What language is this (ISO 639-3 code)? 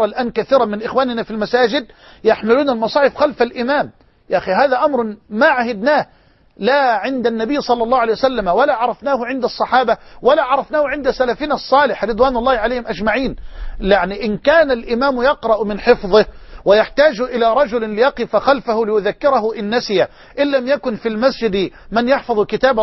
ara